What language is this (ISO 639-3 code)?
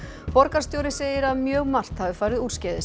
isl